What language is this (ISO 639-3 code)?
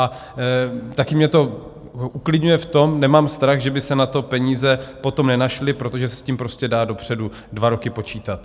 ces